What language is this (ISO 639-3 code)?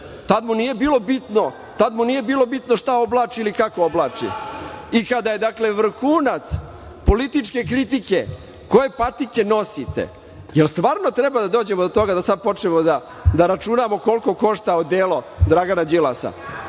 srp